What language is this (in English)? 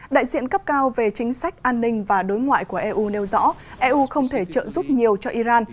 Vietnamese